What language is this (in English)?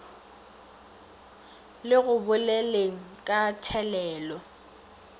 Northern Sotho